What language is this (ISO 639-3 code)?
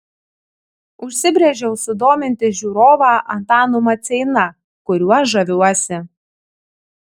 lit